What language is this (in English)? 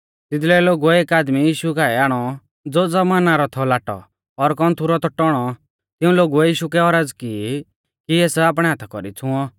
Mahasu Pahari